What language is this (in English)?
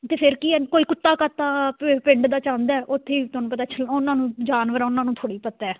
Punjabi